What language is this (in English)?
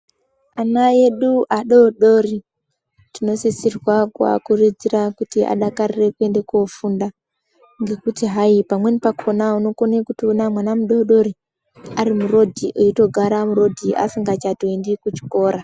Ndau